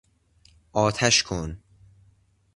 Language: Persian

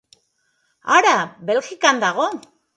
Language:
Basque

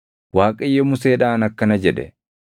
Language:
Oromo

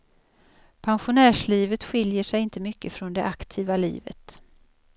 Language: Swedish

